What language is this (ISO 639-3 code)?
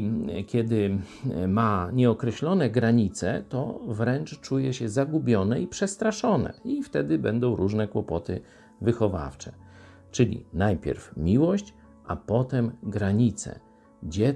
pol